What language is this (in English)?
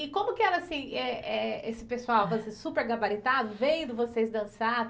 Portuguese